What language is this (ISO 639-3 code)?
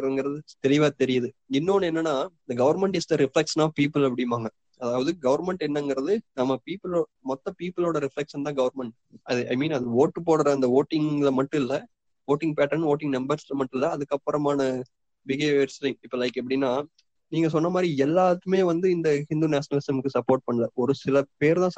tam